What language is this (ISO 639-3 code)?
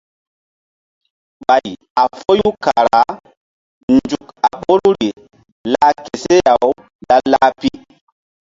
mdd